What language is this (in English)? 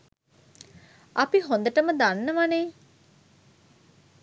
Sinhala